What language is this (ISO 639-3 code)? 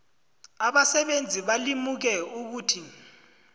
nbl